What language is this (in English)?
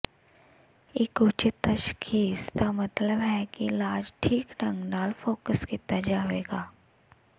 Punjabi